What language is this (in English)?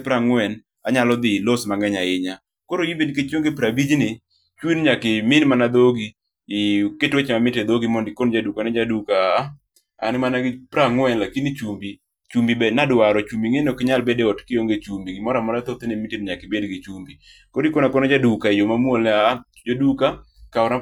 Luo (Kenya and Tanzania)